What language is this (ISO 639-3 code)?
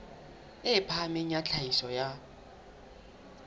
sot